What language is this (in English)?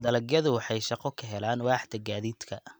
Somali